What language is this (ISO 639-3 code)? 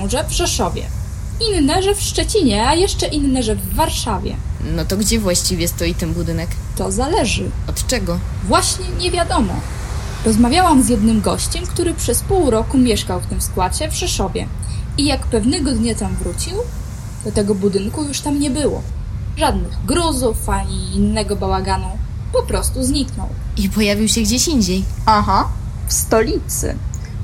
pol